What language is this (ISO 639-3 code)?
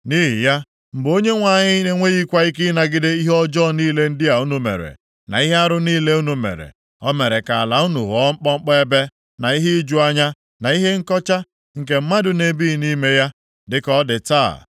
ibo